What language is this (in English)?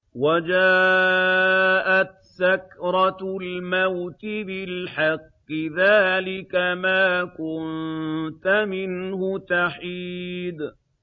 Arabic